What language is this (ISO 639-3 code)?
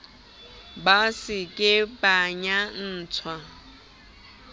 sot